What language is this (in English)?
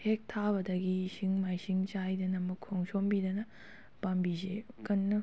Manipuri